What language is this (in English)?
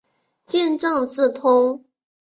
Chinese